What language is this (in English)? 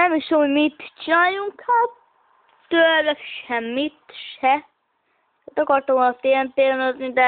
Hungarian